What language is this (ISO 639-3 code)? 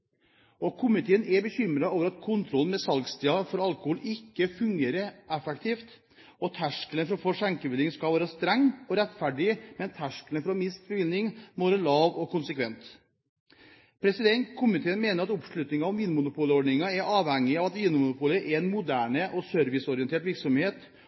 nob